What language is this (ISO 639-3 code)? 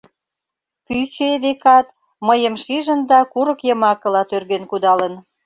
chm